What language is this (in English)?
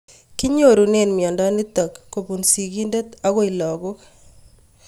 Kalenjin